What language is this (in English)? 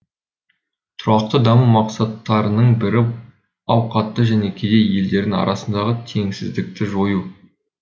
Kazakh